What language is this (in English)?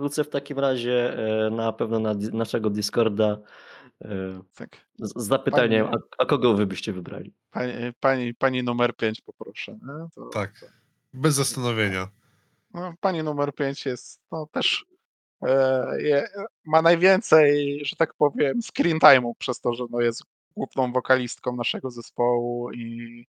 Polish